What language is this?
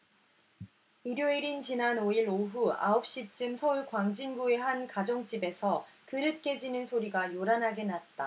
Korean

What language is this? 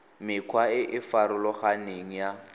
Tswana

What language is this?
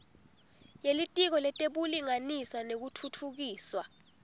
Swati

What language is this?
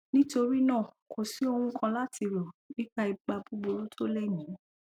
Yoruba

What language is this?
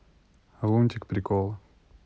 Russian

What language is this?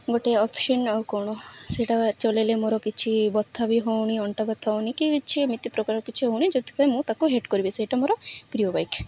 Odia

